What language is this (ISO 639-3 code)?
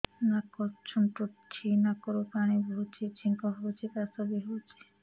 ori